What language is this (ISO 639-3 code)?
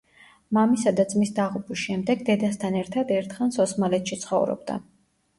kat